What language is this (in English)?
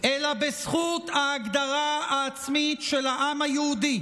Hebrew